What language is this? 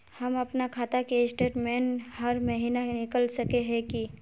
Magahi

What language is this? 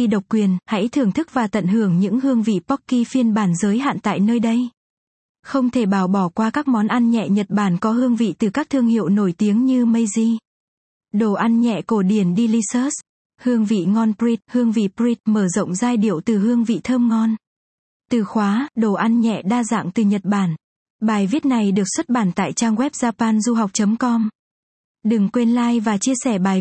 Vietnamese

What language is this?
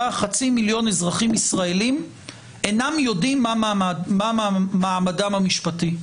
Hebrew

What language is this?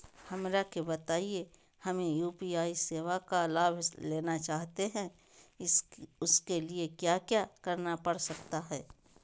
Magahi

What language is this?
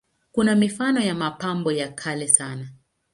Swahili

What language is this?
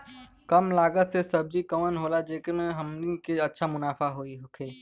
Bhojpuri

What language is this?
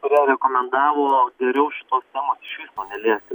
Lithuanian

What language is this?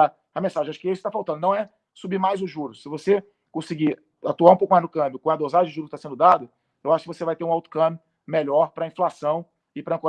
Portuguese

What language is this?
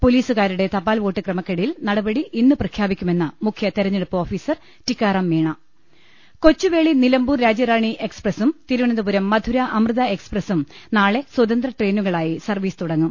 Malayalam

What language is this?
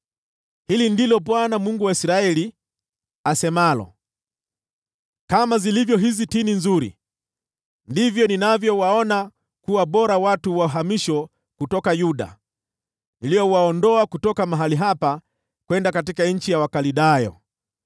Swahili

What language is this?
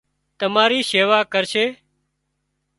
Wadiyara Koli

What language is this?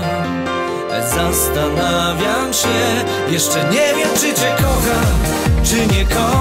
Polish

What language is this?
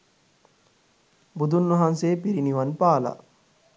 Sinhala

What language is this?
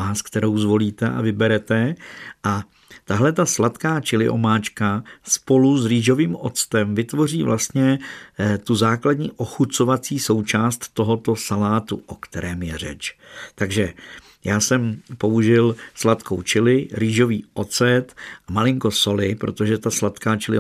Czech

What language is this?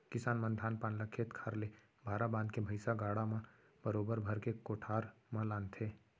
Chhattisgarhi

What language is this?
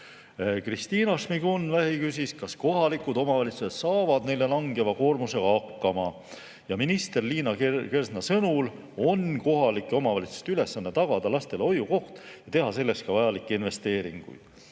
Estonian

